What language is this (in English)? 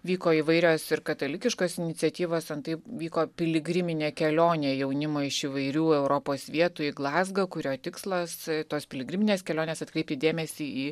Lithuanian